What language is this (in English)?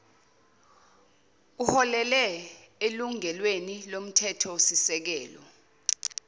Zulu